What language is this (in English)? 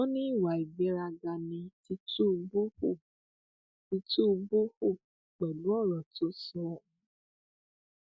Yoruba